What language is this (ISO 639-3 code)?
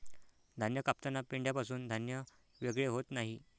mar